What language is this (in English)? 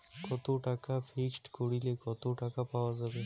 Bangla